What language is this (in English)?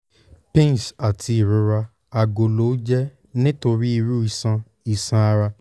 Yoruba